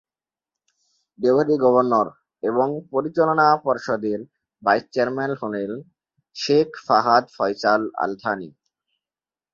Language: Bangla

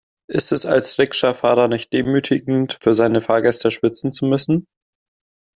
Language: German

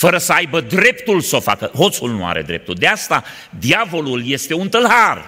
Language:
Romanian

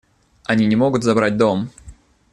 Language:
Russian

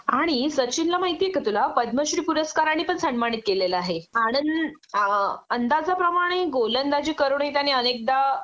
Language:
Marathi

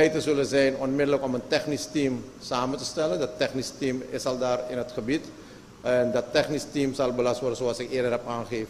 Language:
Dutch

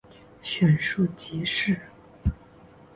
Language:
Chinese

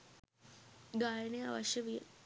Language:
Sinhala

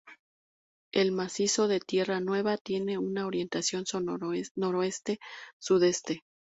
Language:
Spanish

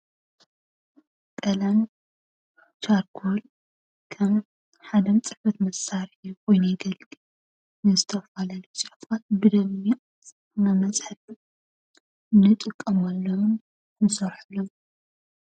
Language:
Tigrinya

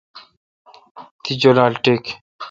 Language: Kalkoti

